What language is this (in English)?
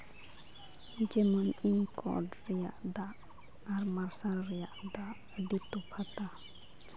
Santali